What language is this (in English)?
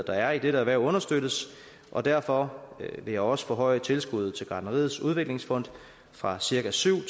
Danish